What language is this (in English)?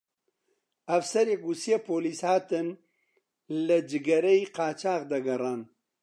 Central Kurdish